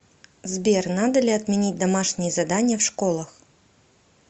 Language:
Russian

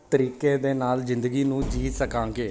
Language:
Punjabi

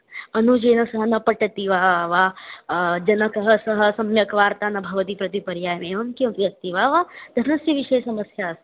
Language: Sanskrit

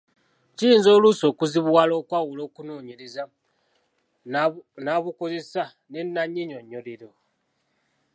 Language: Ganda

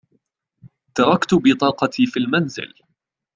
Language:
Arabic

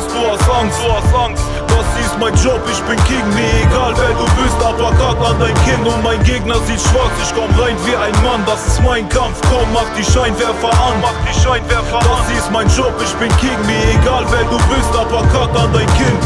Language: German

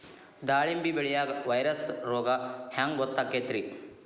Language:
Kannada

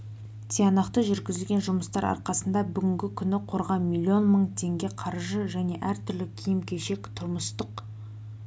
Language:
Kazakh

